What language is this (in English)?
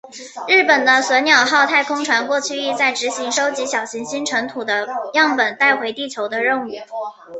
Chinese